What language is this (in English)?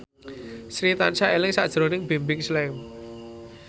Javanese